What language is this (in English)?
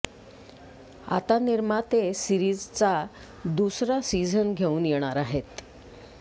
Marathi